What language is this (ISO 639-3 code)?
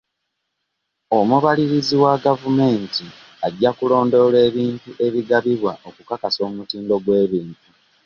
lug